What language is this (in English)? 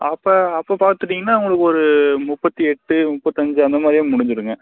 Tamil